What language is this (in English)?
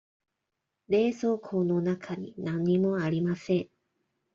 Japanese